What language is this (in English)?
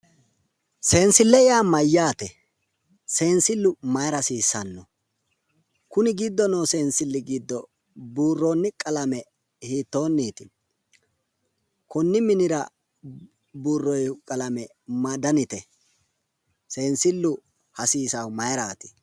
Sidamo